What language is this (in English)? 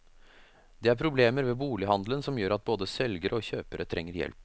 Norwegian